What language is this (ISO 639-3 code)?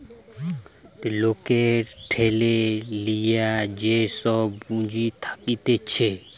ben